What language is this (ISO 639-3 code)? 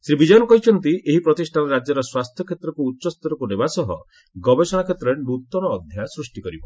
ori